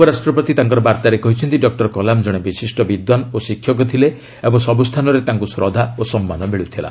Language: Odia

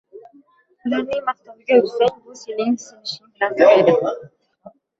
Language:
Uzbek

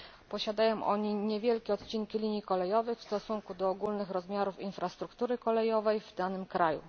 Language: Polish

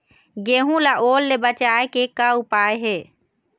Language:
Chhattisgarhi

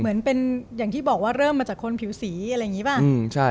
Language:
Thai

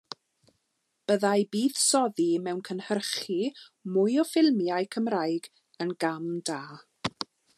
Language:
Welsh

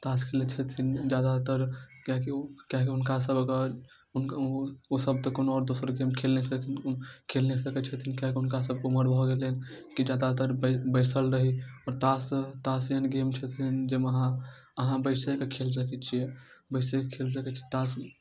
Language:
Maithili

